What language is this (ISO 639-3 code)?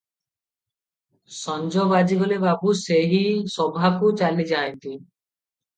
ori